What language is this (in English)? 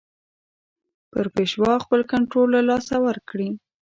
Pashto